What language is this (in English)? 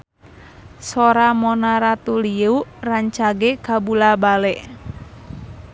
Sundanese